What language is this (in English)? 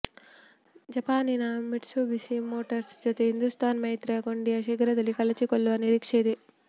Kannada